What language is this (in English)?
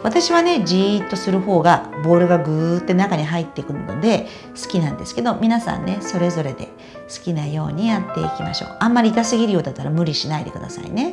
Japanese